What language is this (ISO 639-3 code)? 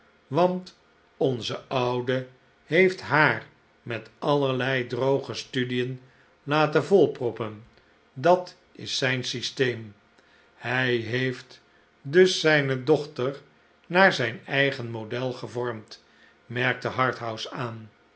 nld